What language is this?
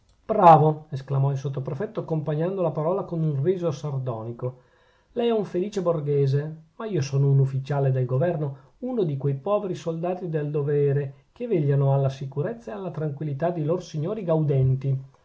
Italian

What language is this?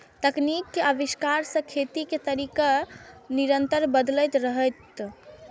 Maithili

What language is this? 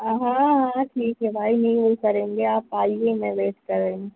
Urdu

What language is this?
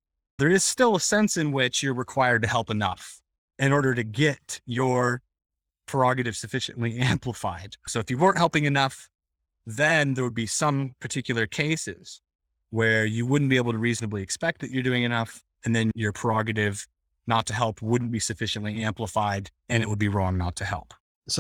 English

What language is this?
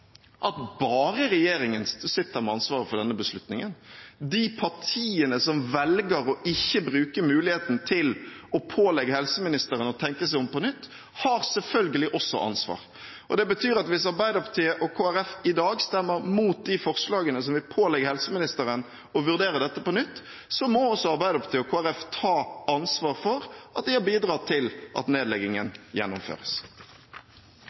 Norwegian Bokmål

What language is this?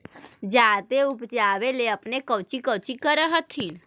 Magahi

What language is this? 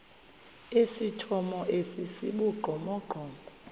Xhosa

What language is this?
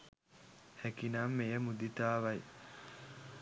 Sinhala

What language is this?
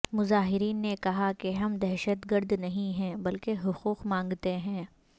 Urdu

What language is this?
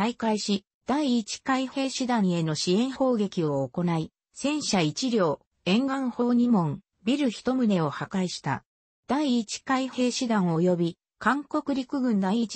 Japanese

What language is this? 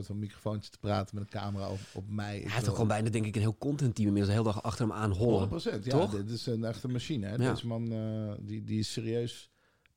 Dutch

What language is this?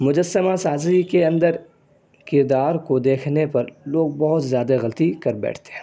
Urdu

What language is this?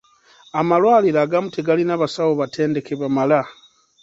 Ganda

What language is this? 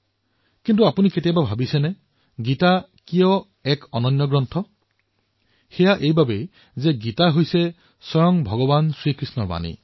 Assamese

